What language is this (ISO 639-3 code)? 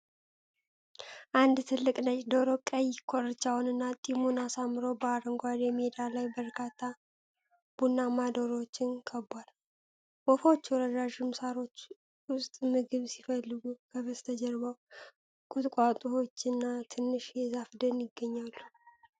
amh